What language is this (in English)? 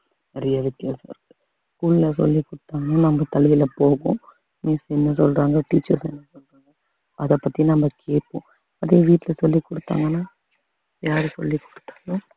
Tamil